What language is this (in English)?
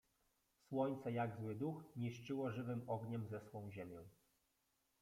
Polish